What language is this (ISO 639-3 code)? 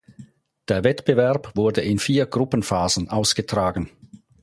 deu